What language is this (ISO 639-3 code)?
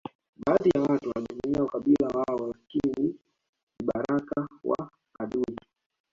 swa